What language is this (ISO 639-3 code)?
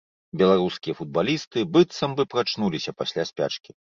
bel